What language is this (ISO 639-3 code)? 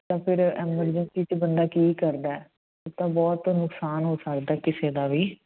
pan